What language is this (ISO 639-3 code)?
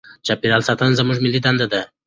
pus